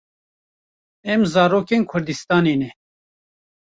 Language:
Kurdish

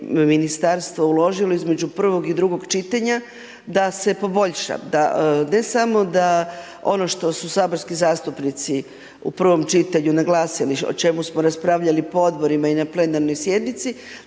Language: Croatian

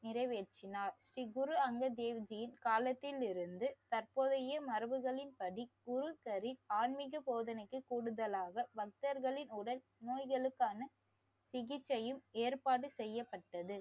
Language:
Tamil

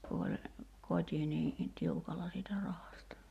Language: Finnish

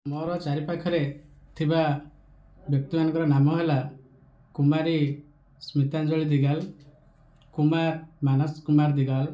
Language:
Odia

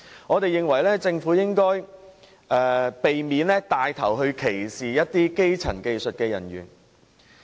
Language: Cantonese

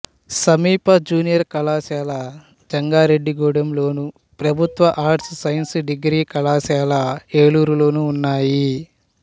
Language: Telugu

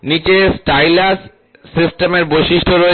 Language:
Bangla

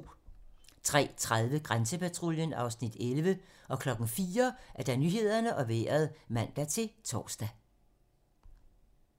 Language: Danish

